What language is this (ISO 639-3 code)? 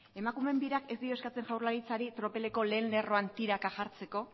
eus